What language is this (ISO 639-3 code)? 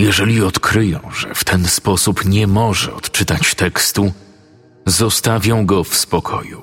pol